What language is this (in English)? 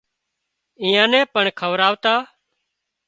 Wadiyara Koli